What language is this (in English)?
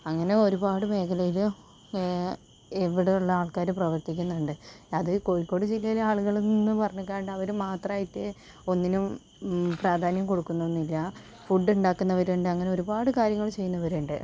Malayalam